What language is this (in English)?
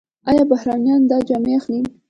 Pashto